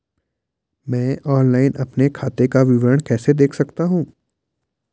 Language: Hindi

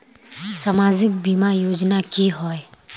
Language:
Magahi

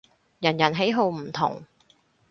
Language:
Cantonese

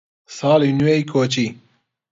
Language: Central Kurdish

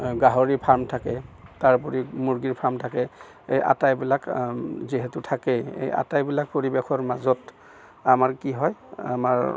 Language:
Assamese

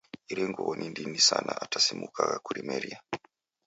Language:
Taita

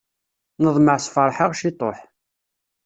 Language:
Kabyle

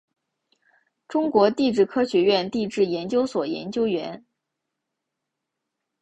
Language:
Chinese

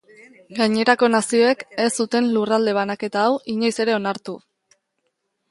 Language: Basque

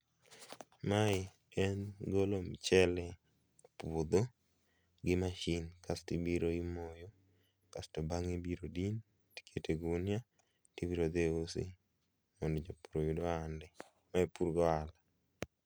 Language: Luo (Kenya and Tanzania)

